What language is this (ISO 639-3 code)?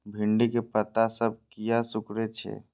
mai